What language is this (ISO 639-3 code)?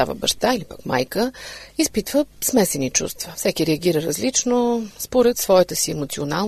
bul